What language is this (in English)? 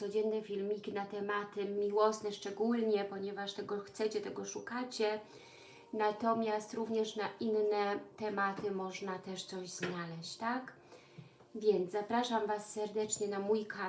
Polish